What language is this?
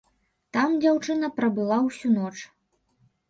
Belarusian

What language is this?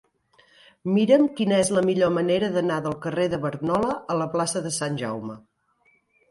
Catalan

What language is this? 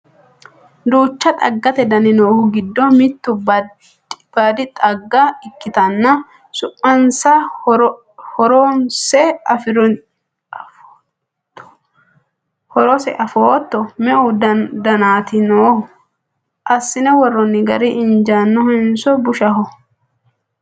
Sidamo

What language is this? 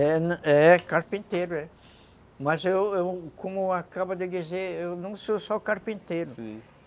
Portuguese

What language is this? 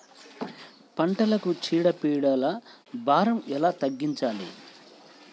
Telugu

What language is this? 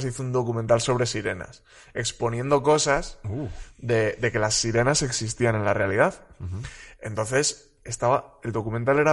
Spanish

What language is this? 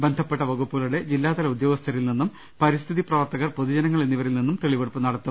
Malayalam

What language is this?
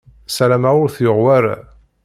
Kabyle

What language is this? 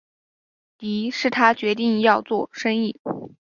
Chinese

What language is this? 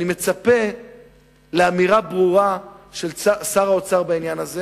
Hebrew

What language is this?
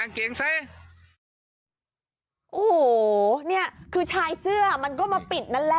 Thai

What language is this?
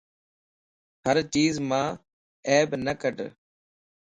Lasi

